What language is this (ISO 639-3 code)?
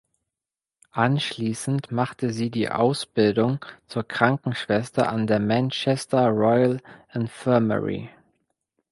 deu